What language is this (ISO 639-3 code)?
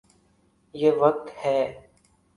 urd